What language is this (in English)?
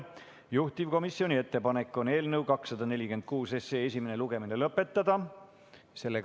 Estonian